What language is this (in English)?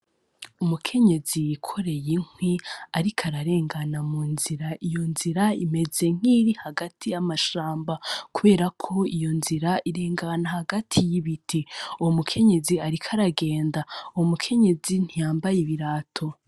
Rundi